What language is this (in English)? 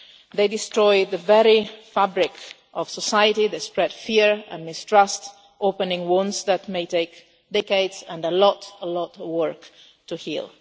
English